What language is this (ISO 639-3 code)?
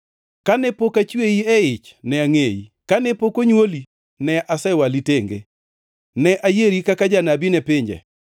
luo